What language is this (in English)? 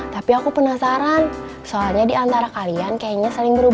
Indonesian